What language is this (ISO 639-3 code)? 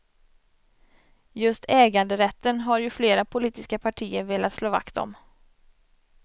swe